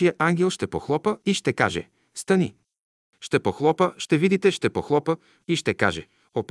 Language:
Bulgarian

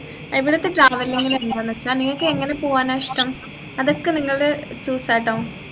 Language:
Malayalam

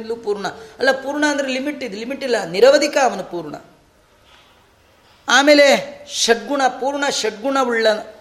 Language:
Kannada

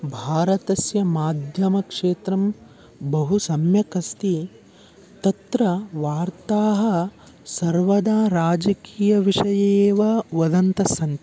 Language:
Sanskrit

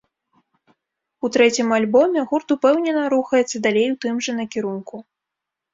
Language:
Belarusian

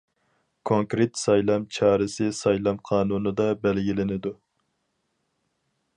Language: Uyghur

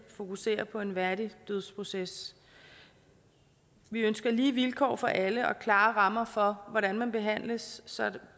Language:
Danish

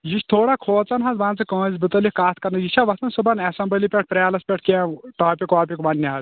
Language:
Kashmiri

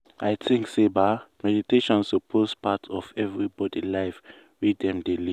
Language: Nigerian Pidgin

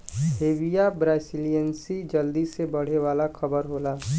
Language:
Bhojpuri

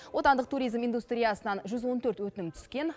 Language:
Kazakh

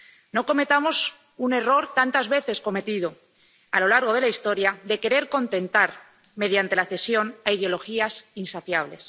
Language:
Spanish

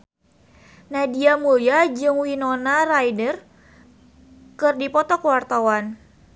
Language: Sundanese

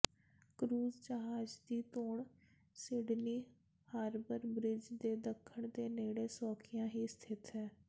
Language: Punjabi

